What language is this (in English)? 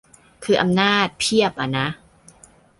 Thai